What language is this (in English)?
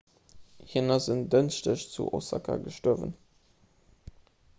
Luxembourgish